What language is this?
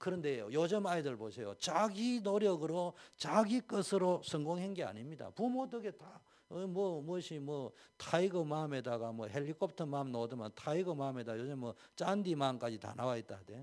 Korean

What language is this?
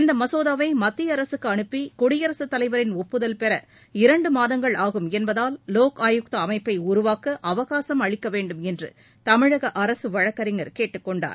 Tamil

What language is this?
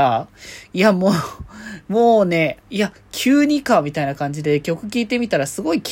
Japanese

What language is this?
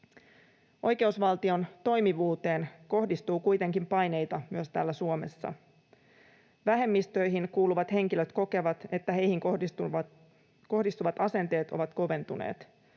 Finnish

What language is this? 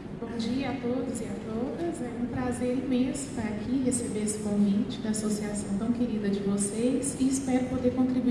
Portuguese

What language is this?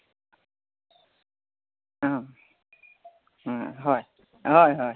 Assamese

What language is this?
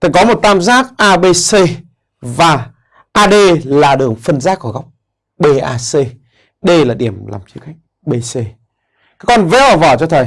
Vietnamese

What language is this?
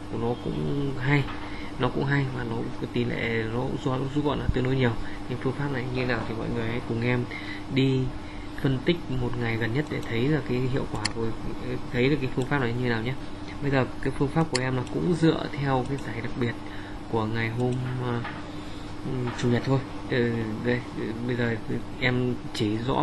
Vietnamese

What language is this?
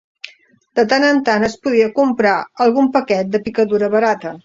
Catalan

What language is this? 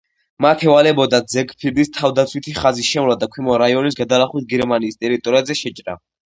Georgian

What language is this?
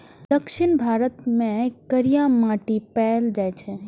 Maithili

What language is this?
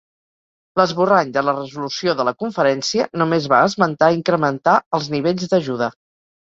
Catalan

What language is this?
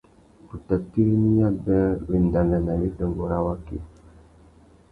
Tuki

